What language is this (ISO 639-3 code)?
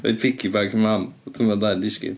cym